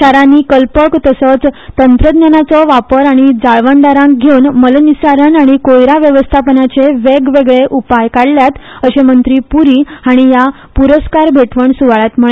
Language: Konkani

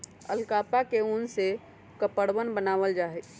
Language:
Magahi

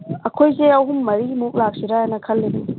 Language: Manipuri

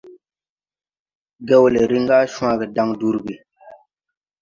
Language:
Tupuri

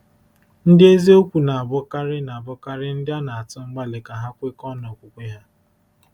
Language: Igbo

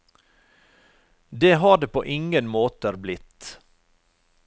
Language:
Norwegian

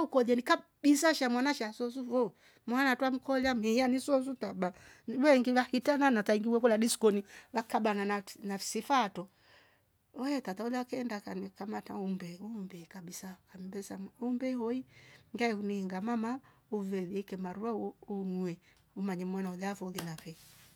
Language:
Rombo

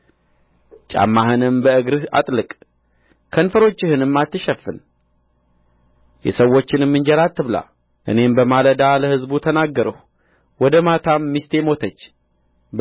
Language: Amharic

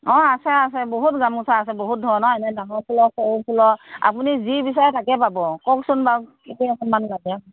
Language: Assamese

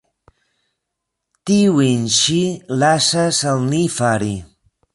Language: Esperanto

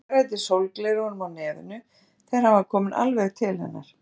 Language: Icelandic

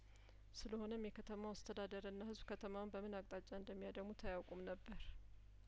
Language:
Amharic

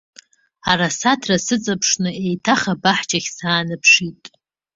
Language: Abkhazian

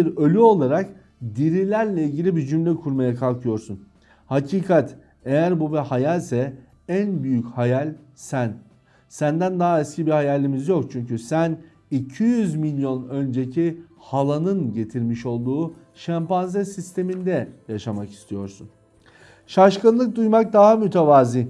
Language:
Turkish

